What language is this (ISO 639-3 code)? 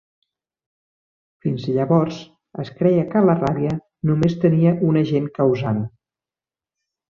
cat